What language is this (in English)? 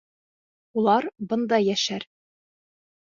Bashkir